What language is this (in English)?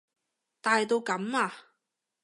Cantonese